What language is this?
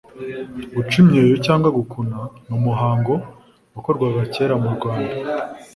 Kinyarwanda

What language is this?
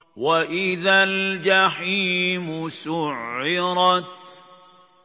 Arabic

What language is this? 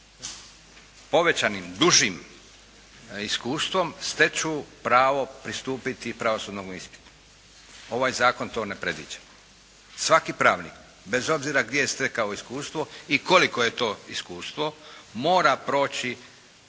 Croatian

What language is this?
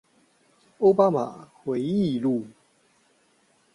Chinese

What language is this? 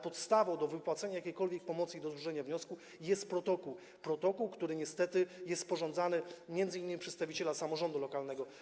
Polish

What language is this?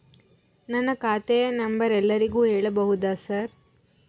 Kannada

